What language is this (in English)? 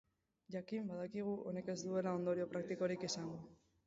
Basque